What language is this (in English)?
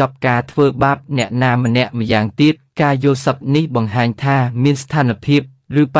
Vietnamese